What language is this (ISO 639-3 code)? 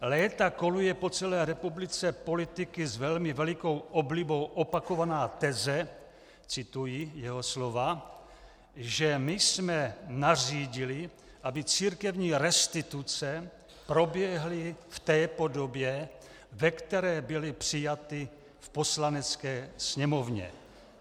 ces